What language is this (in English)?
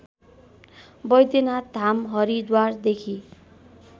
Nepali